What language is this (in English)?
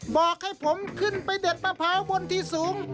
Thai